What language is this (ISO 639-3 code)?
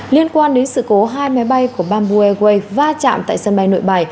vie